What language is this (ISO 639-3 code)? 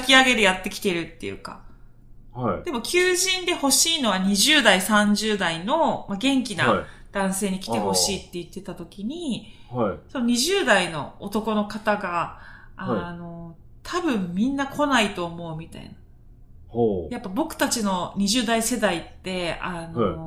jpn